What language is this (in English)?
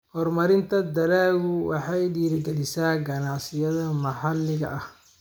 Somali